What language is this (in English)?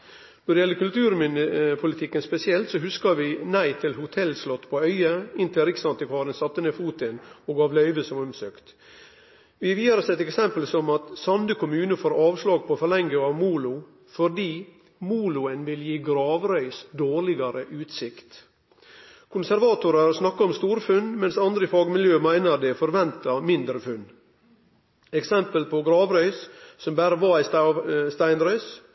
Norwegian Nynorsk